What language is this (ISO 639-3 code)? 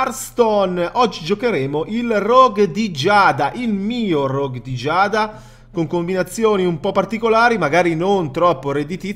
ita